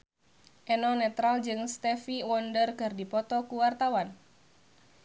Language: Sundanese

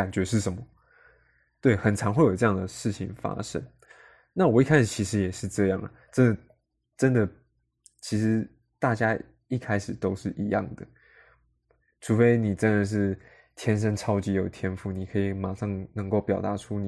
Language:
Chinese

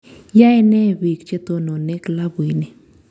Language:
Kalenjin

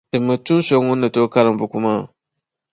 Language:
Dagbani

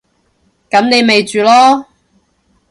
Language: Cantonese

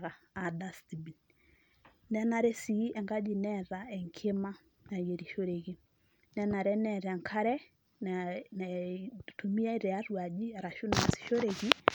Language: Masai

